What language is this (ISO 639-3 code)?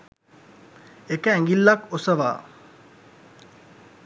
sin